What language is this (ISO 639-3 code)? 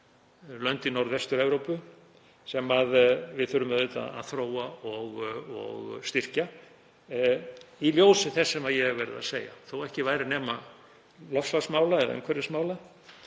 isl